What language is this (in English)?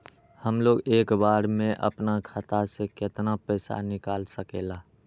Magahi